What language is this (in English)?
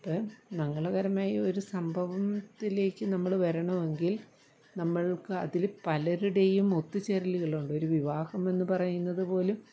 Malayalam